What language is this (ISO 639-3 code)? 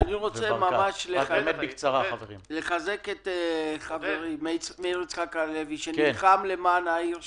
heb